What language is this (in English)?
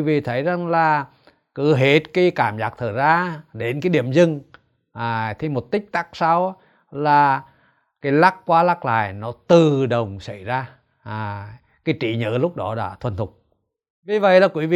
Vietnamese